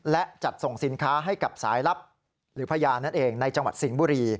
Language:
Thai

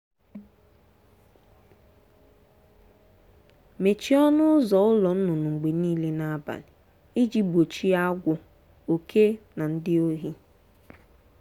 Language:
Igbo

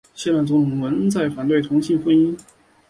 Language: Chinese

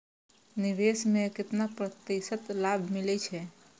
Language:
Maithili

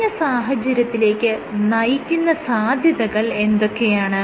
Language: Malayalam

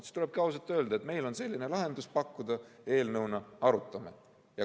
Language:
Estonian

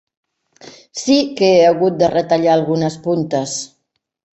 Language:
Catalan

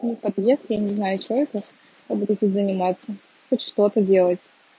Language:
Russian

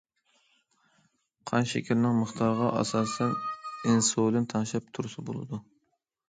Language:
Uyghur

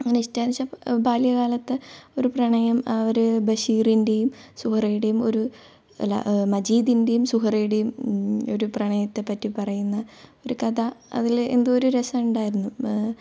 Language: Malayalam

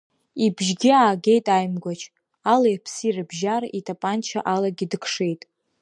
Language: Abkhazian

